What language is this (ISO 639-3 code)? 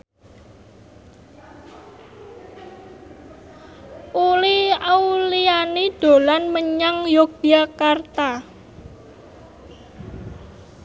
jav